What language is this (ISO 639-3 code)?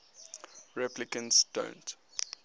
eng